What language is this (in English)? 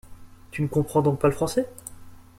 French